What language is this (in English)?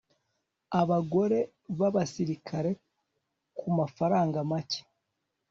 Kinyarwanda